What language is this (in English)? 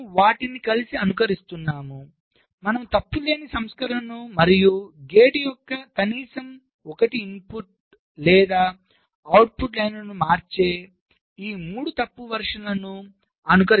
Telugu